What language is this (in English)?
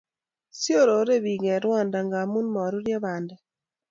Kalenjin